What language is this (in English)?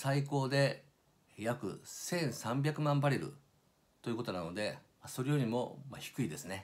Japanese